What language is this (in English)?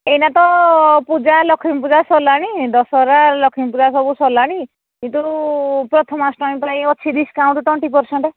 Odia